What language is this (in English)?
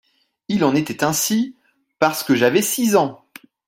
French